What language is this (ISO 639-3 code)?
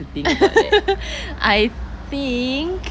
eng